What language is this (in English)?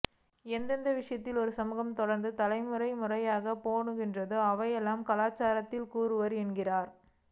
Tamil